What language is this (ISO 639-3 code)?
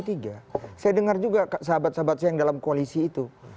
ind